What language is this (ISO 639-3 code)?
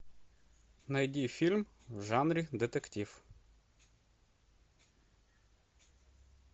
rus